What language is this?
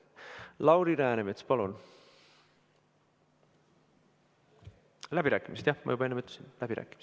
Estonian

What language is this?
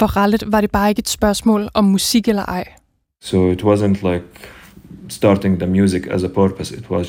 Danish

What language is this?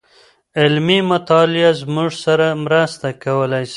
Pashto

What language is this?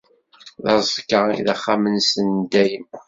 Kabyle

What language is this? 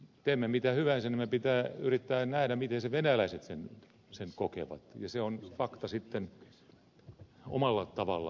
Finnish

